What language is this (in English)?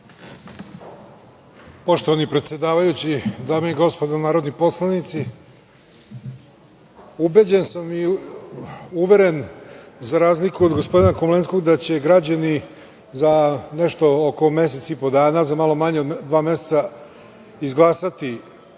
Serbian